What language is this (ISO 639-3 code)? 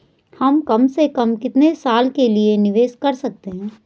hin